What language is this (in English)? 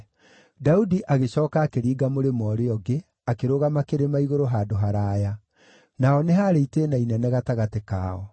Kikuyu